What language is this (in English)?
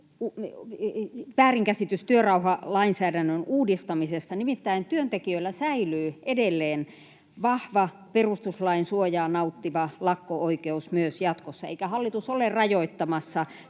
Finnish